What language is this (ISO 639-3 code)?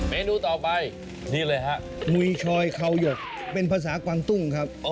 tha